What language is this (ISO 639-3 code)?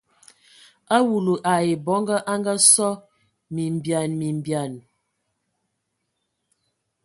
ewo